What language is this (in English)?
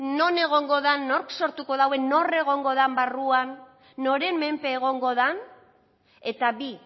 Basque